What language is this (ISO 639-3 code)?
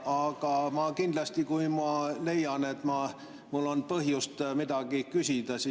est